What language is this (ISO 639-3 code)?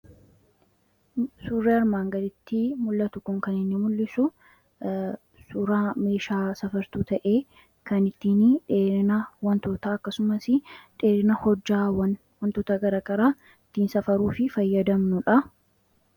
orm